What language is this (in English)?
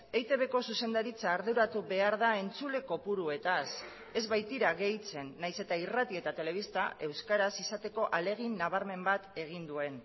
Basque